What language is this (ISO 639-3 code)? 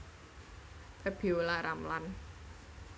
jav